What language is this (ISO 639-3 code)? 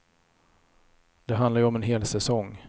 swe